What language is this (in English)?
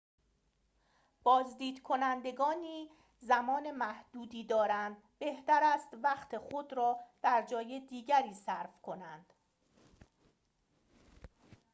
Persian